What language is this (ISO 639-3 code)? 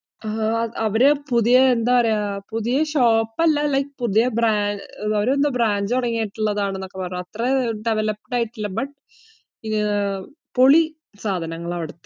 mal